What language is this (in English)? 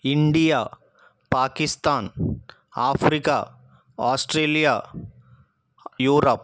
Telugu